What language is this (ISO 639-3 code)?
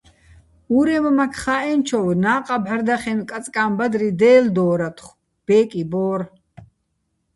bbl